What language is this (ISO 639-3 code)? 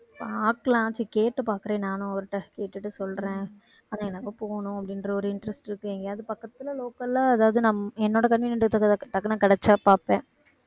tam